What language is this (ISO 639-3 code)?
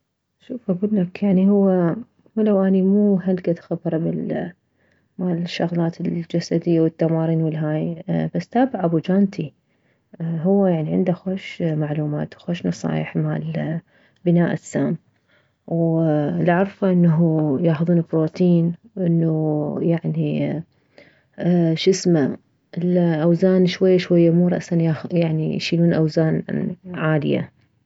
acm